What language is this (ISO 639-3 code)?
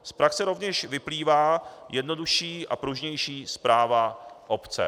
ces